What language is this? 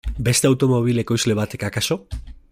Basque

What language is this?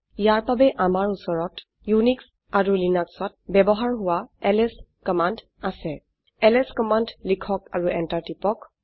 Assamese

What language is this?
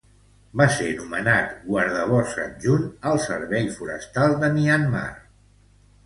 Catalan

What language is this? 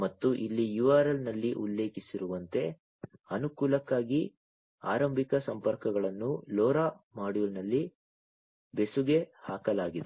Kannada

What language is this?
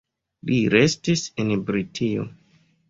Esperanto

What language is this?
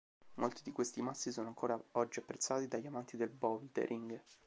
Italian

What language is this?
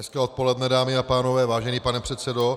Czech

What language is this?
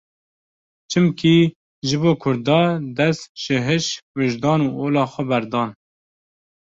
Kurdish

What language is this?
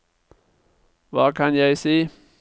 Norwegian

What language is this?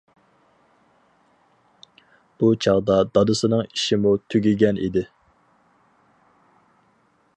Uyghur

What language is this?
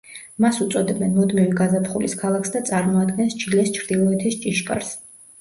Georgian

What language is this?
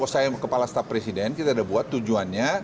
Indonesian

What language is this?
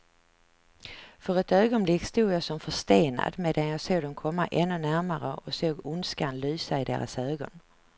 Swedish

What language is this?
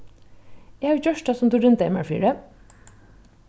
Faroese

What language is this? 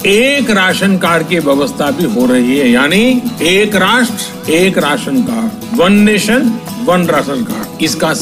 Kannada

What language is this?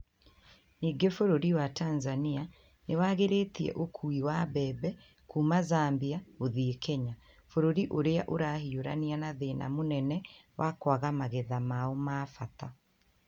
Kikuyu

